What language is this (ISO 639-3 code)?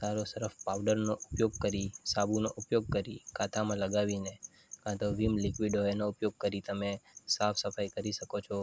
guj